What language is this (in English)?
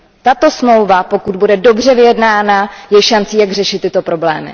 Czech